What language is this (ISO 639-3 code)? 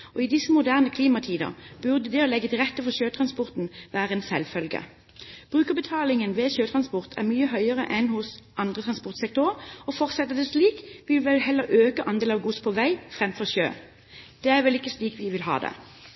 nob